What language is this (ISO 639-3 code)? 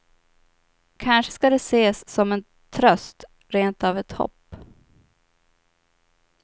swe